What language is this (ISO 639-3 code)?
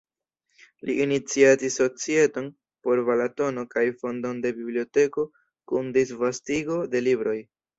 epo